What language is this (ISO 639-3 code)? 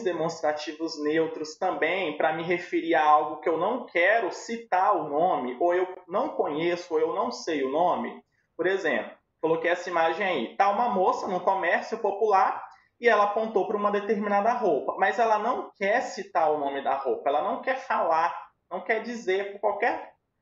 por